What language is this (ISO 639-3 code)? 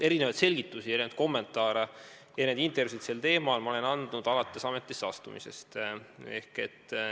est